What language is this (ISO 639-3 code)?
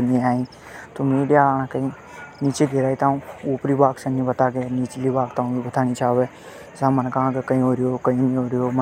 hoj